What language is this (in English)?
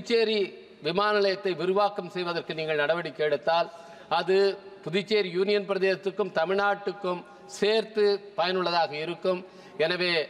Tamil